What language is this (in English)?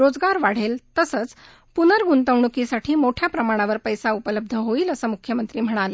Marathi